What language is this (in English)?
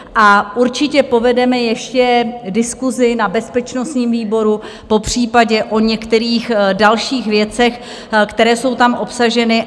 Czech